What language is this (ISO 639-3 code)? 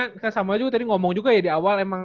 ind